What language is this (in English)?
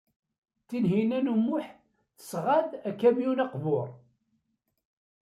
Kabyle